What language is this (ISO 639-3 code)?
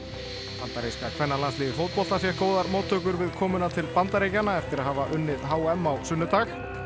isl